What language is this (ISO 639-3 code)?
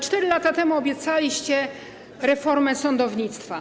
pol